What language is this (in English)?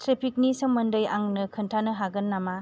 Bodo